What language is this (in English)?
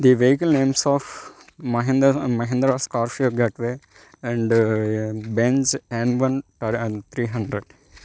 Telugu